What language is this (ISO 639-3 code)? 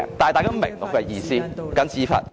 yue